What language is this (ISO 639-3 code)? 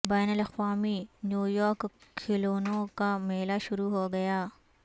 urd